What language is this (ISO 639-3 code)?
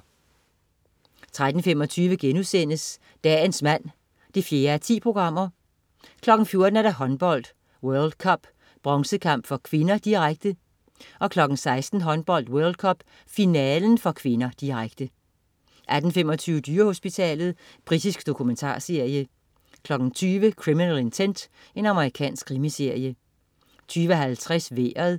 dan